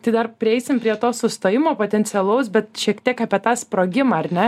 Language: Lithuanian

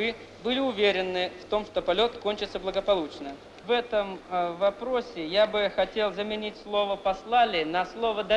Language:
Russian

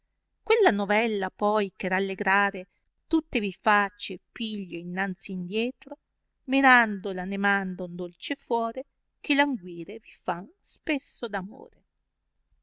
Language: Italian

